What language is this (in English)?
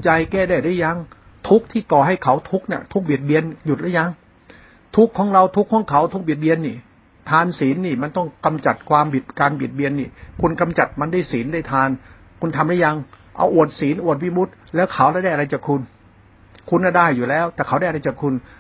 Thai